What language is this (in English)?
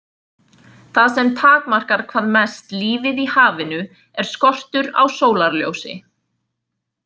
Icelandic